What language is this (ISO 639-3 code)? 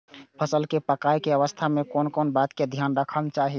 mai